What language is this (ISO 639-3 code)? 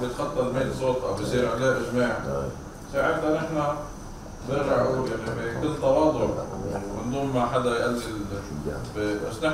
ara